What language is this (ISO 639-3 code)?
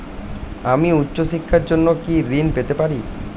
ben